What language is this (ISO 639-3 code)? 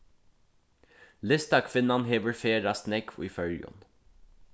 fao